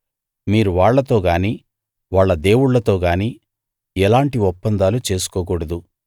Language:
Telugu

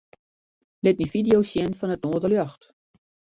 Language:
Western Frisian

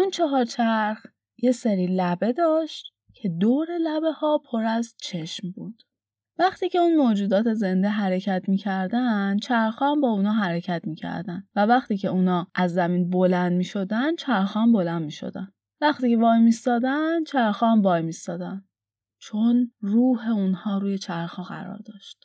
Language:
Persian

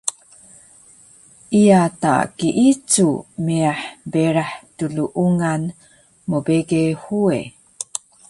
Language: Taroko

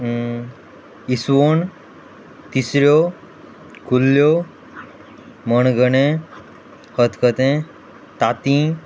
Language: Konkani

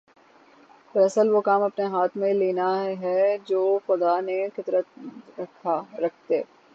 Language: Urdu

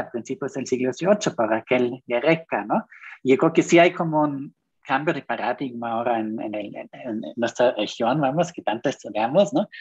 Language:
Spanish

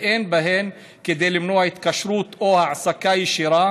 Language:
Hebrew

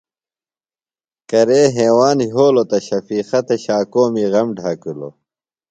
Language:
Phalura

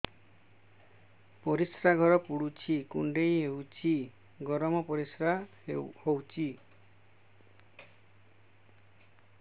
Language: Odia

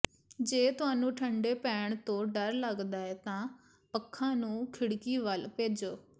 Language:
Punjabi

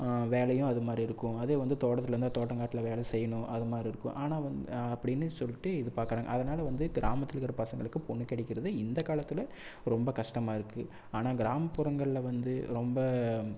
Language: Tamil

